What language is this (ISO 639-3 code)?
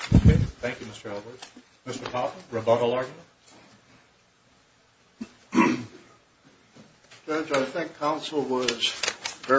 eng